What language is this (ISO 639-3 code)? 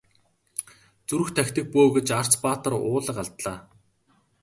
mon